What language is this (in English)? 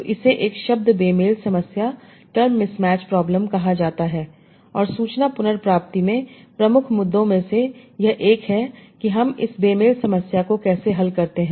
Hindi